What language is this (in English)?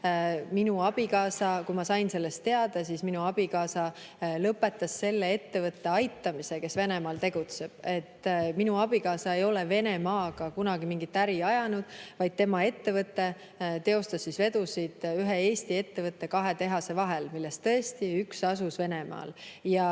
Estonian